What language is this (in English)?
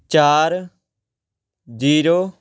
Punjabi